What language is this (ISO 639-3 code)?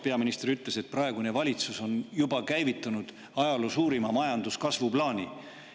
est